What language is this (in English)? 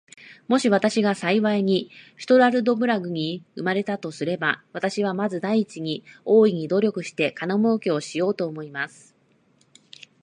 Japanese